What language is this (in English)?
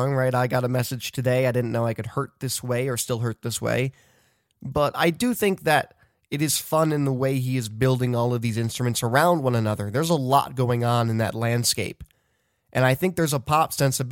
English